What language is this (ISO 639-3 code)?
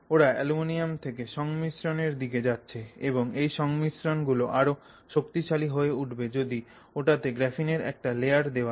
ben